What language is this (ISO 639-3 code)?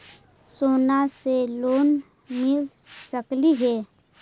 mag